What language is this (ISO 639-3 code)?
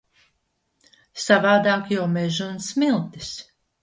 lav